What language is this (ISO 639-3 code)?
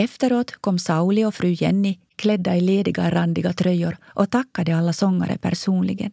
swe